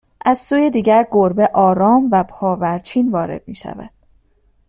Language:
Persian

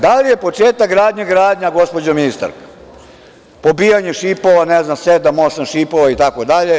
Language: Serbian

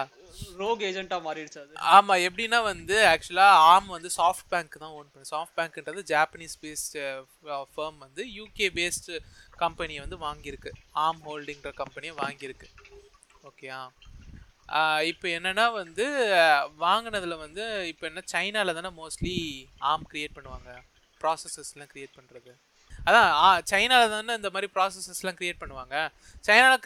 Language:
Tamil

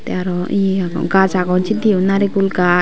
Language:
Chakma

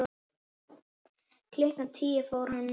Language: Icelandic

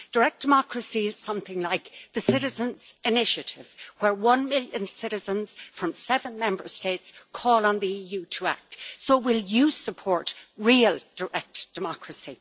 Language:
English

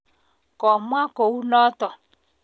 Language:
Kalenjin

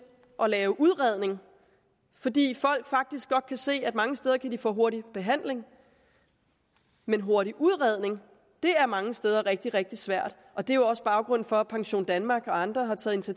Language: Danish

